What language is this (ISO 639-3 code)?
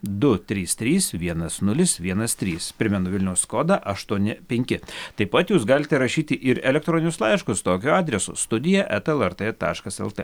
lit